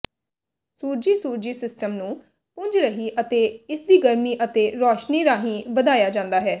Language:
Punjabi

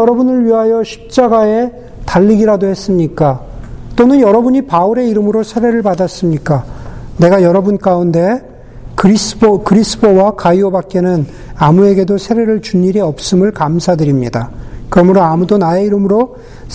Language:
Korean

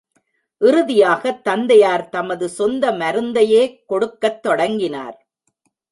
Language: Tamil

